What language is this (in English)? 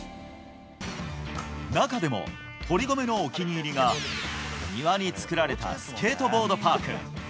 Japanese